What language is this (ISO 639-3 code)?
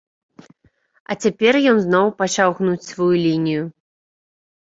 bel